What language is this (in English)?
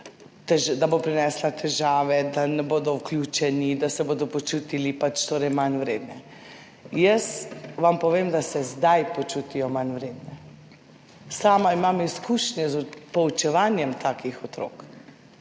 Slovenian